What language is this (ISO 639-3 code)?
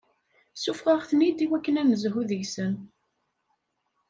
kab